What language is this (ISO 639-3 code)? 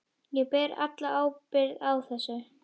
isl